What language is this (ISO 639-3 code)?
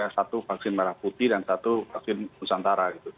ind